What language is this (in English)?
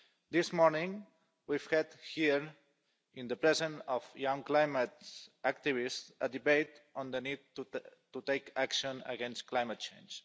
English